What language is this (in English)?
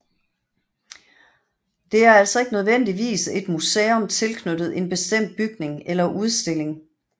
Danish